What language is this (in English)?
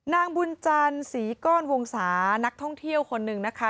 Thai